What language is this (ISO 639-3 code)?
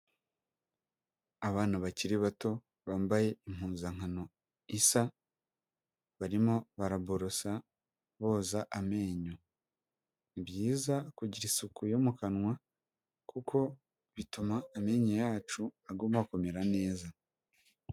kin